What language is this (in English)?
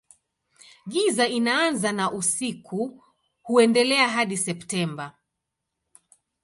Swahili